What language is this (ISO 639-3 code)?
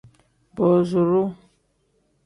kdh